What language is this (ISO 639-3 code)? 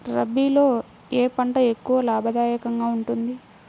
tel